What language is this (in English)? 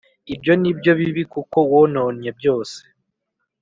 Kinyarwanda